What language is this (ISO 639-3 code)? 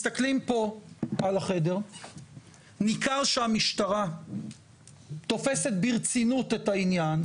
heb